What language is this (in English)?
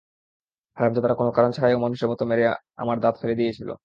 Bangla